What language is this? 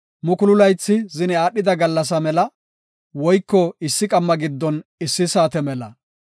Gofa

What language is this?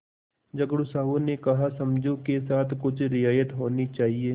Hindi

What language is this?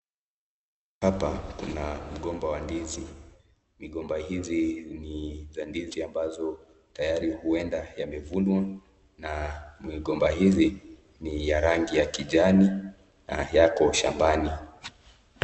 Swahili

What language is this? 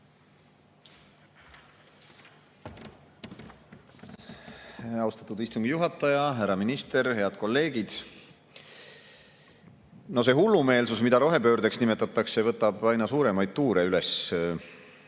Estonian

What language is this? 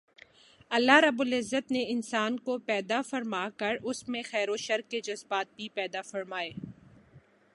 Urdu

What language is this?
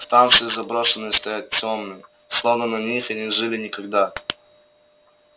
Russian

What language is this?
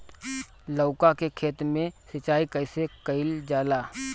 Bhojpuri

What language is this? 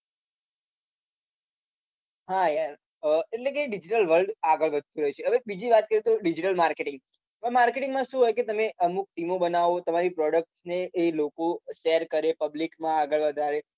Gujarati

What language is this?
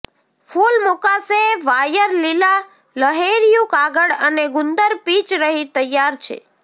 Gujarati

